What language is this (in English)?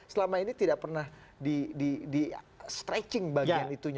Indonesian